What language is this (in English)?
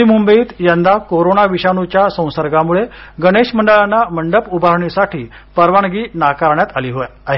Marathi